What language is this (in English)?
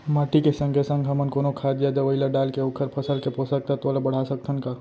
Chhattisgarhi